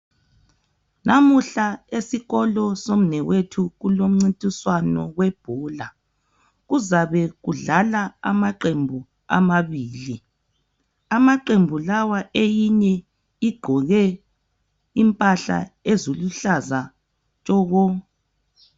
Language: North Ndebele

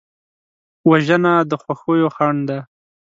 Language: Pashto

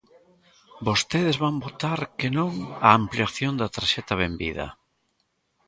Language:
Galician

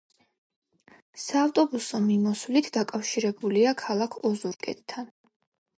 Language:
Georgian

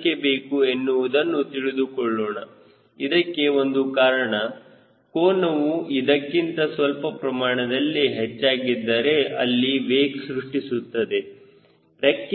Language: Kannada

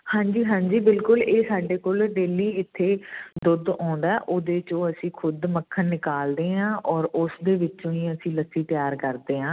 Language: Punjabi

